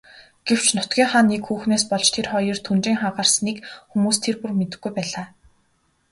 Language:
Mongolian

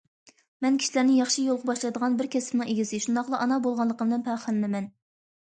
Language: Uyghur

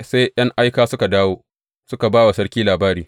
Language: Hausa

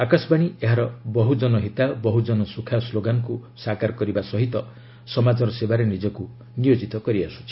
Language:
Odia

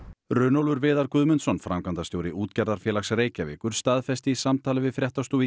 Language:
Icelandic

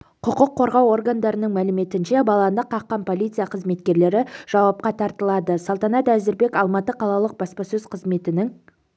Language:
Kazakh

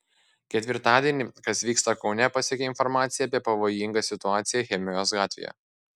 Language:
Lithuanian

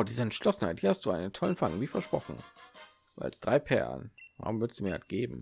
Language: German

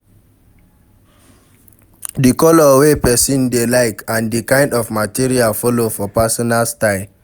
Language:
Nigerian Pidgin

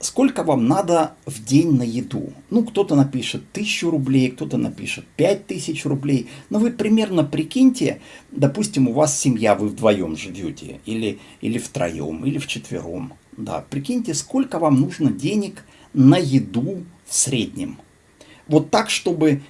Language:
Russian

